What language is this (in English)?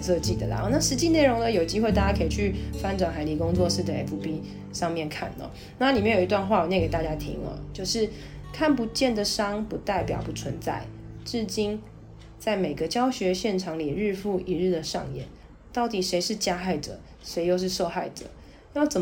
Chinese